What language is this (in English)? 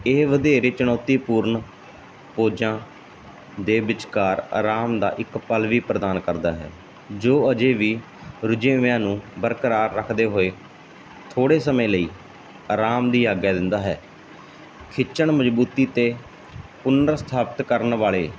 Punjabi